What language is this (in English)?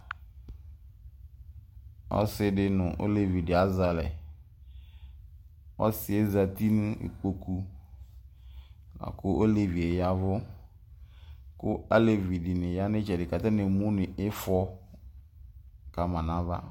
Ikposo